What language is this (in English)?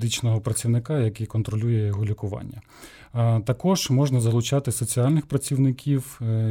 Ukrainian